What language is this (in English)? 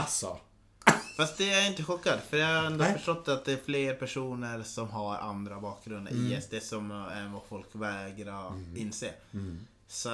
Swedish